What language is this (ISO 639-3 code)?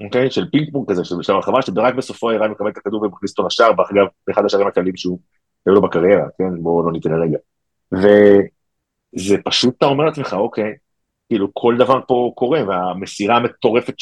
heb